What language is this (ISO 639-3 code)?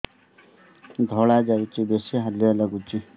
ori